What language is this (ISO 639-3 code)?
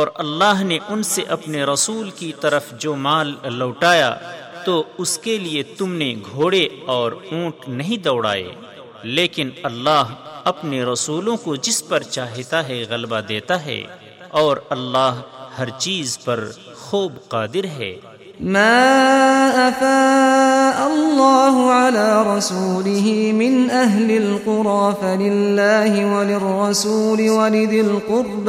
urd